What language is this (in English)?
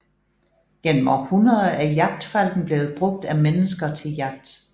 Danish